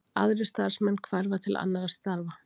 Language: Icelandic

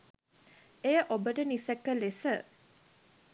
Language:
Sinhala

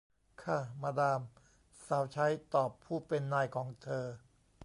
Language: Thai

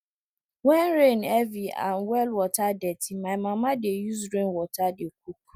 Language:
Nigerian Pidgin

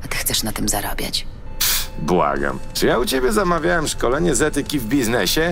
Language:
Polish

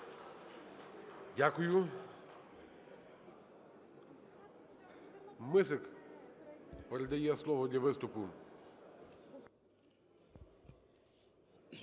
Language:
Ukrainian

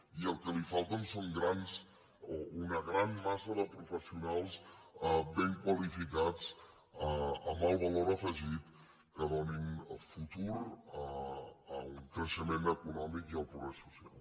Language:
Catalan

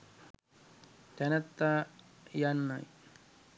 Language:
Sinhala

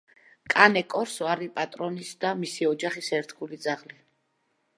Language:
Georgian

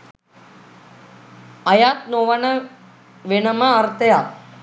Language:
Sinhala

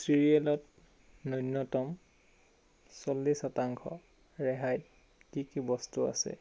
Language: Assamese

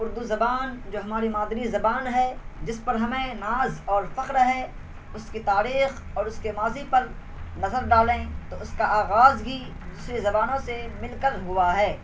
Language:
Urdu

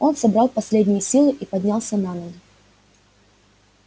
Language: Russian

